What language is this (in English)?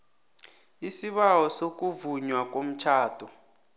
South Ndebele